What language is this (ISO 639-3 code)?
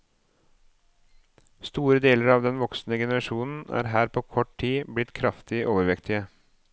nor